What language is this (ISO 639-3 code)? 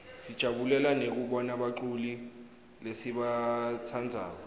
ssw